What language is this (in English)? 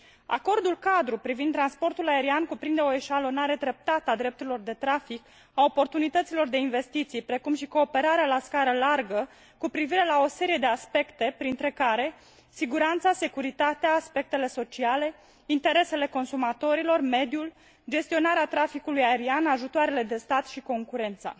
Romanian